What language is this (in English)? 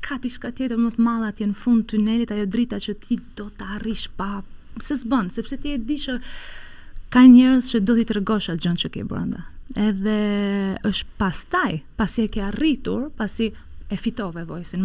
Romanian